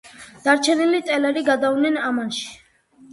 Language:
Georgian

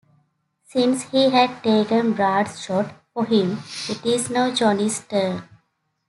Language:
English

